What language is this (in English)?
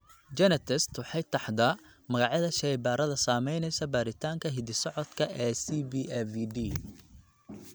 Somali